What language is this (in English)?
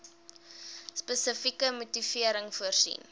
Afrikaans